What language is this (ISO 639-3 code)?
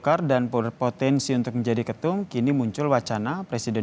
ind